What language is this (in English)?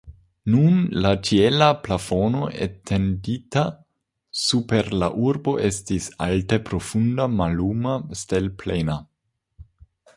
Esperanto